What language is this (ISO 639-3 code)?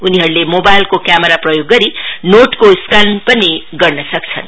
nep